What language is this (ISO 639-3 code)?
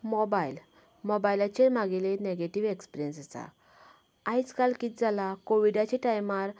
kok